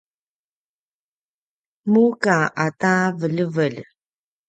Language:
Paiwan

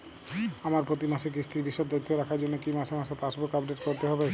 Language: Bangla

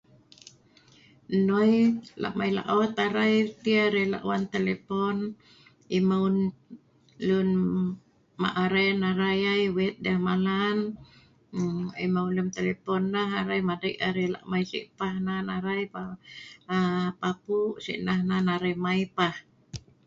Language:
Sa'ban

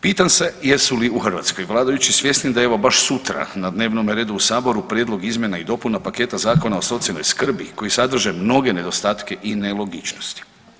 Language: Croatian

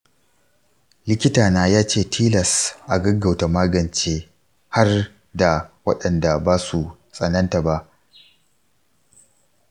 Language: Hausa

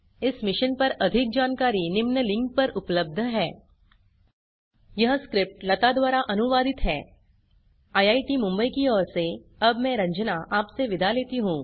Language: Hindi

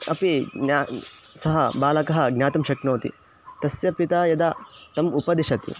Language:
Sanskrit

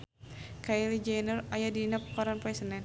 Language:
Sundanese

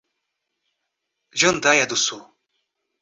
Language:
Portuguese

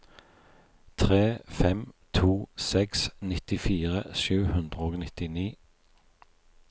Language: Norwegian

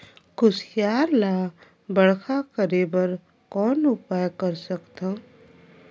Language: Chhattisgarhi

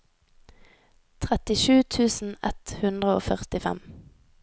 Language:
Norwegian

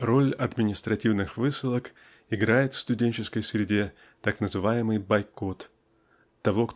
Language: Russian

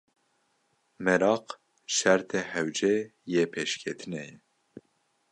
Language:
Kurdish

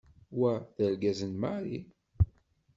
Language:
Kabyle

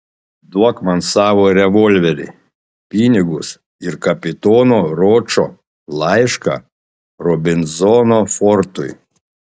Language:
Lithuanian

